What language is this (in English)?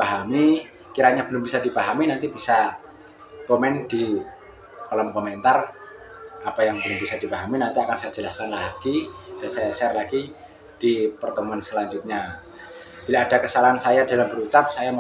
Indonesian